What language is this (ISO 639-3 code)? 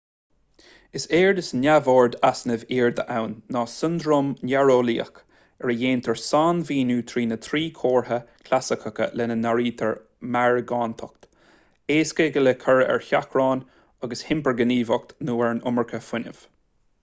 gle